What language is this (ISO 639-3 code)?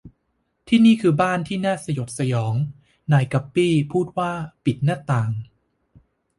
tha